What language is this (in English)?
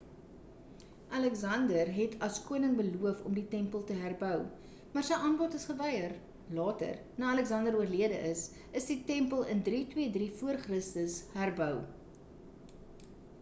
Afrikaans